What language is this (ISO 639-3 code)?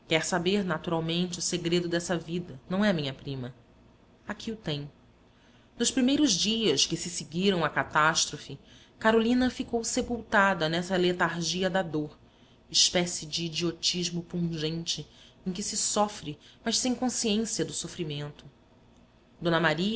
por